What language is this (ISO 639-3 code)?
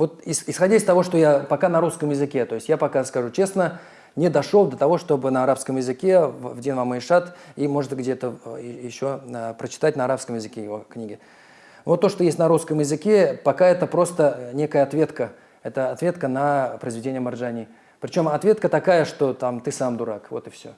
rus